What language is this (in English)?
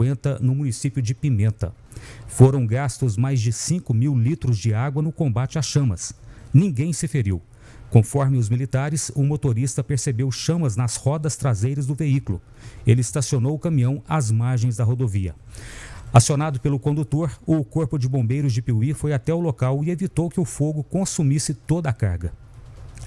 Portuguese